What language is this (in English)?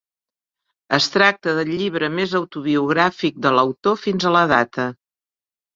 Catalan